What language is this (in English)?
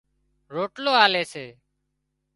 Wadiyara Koli